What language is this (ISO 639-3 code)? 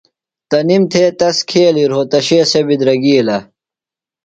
phl